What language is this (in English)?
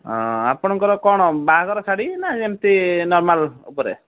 Odia